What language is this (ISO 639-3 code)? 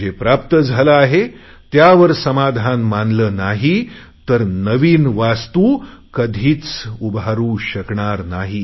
mar